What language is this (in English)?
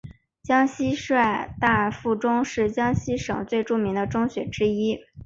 Chinese